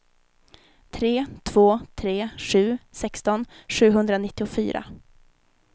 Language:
Swedish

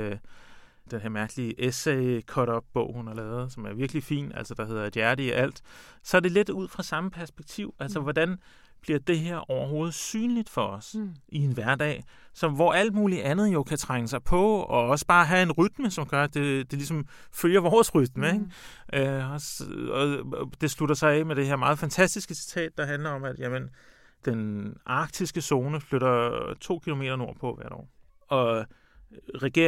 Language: Danish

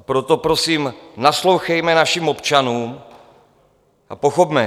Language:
Czech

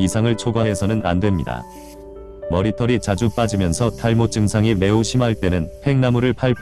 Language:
Korean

